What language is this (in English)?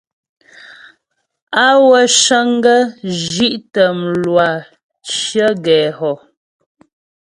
Ghomala